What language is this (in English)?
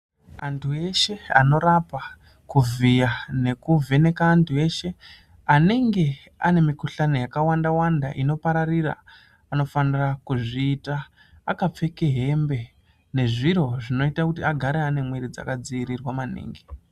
Ndau